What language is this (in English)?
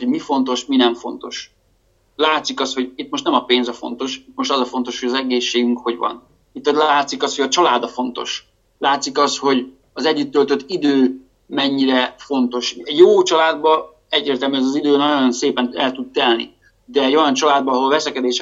Hungarian